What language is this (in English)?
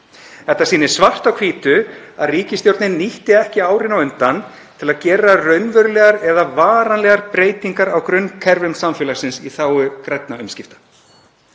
Icelandic